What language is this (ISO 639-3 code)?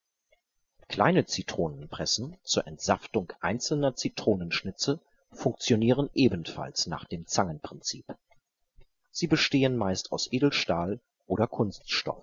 deu